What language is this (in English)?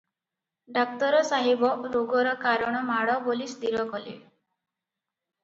Odia